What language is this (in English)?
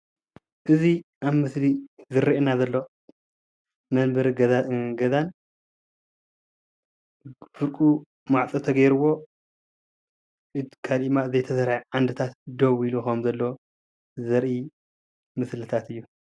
Tigrinya